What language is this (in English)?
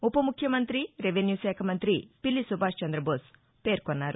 Telugu